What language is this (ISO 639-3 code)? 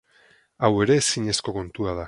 eus